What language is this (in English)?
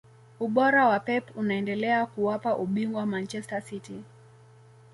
Swahili